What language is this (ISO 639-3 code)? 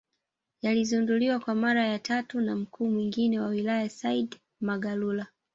swa